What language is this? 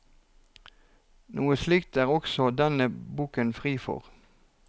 Norwegian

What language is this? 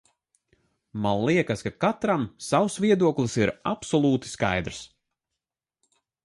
Latvian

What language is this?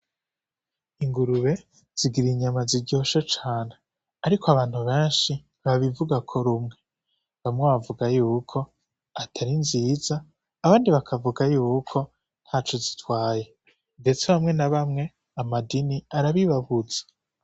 Rundi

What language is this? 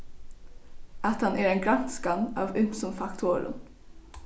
Faroese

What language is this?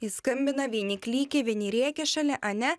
Lithuanian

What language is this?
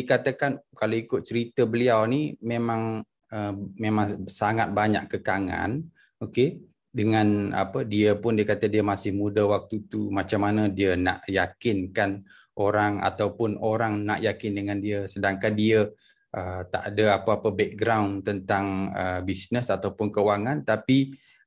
Malay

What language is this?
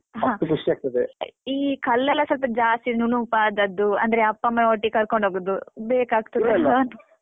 Kannada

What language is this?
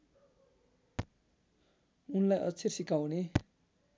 Nepali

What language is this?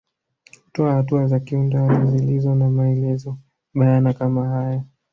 Swahili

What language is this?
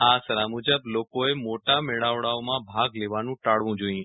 Gujarati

